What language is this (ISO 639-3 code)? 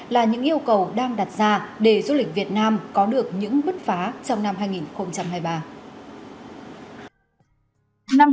vie